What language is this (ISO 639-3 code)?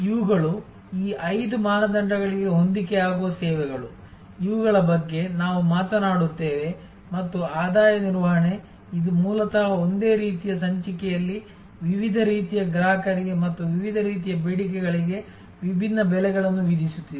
kan